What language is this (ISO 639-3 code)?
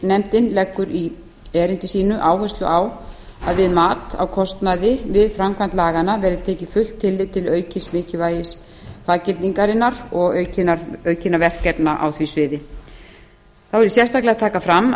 isl